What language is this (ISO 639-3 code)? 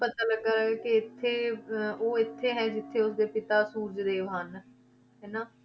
pan